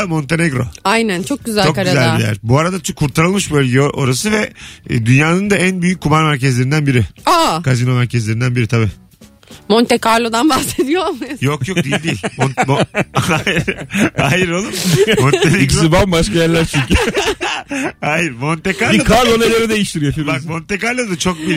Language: Turkish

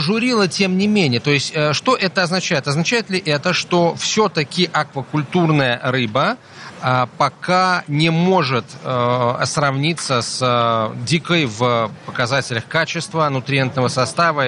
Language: Russian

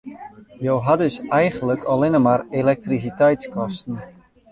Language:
Western Frisian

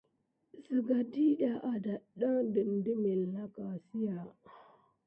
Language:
Gidar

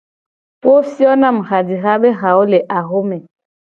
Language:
Gen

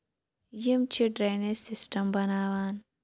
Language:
Kashmiri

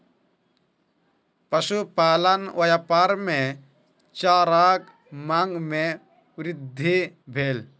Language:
Maithili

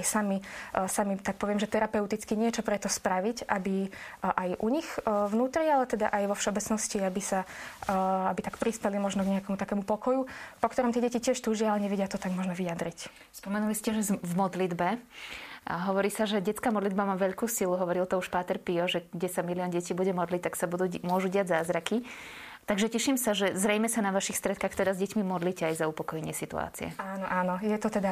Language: Slovak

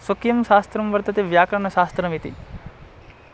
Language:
Sanskrit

